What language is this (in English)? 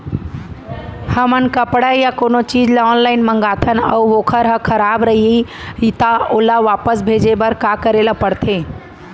Chhattisgarhi